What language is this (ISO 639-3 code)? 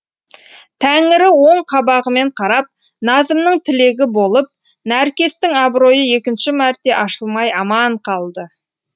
kaz